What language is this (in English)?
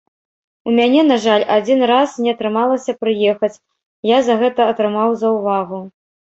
Belarusian